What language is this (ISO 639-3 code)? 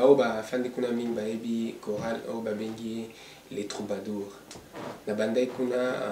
fra